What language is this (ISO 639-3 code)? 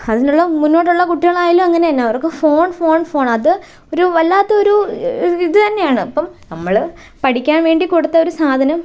mal